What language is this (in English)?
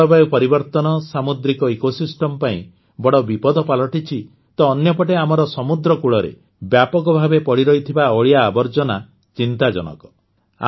Odia